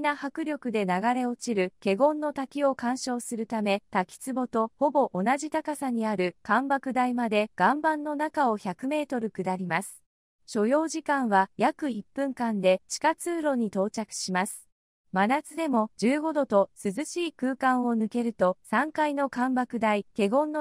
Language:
Japanese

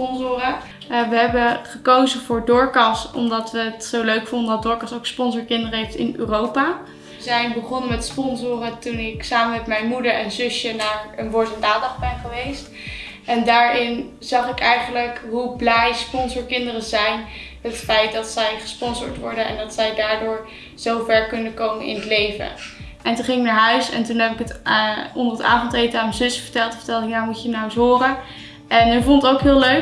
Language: Dutch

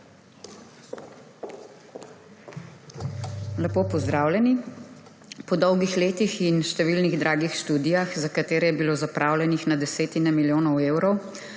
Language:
Slovenian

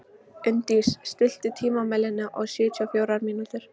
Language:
Icelandic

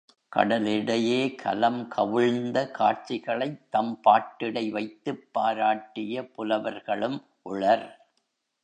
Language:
Tamil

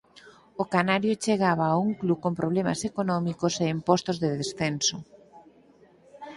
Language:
Galician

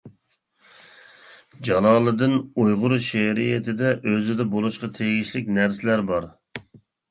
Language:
Uyghur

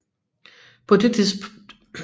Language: Danish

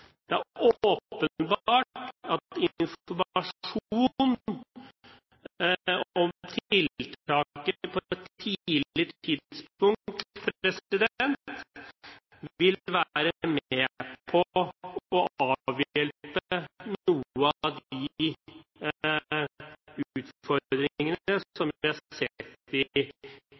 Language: Norwegian Bokmål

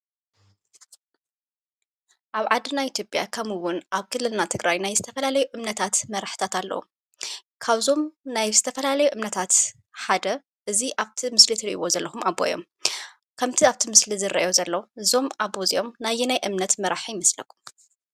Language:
Tigrinya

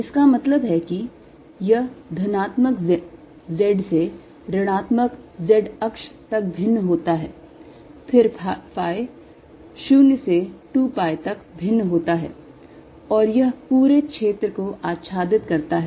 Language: Hindi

